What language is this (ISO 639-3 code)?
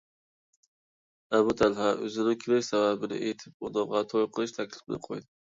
uig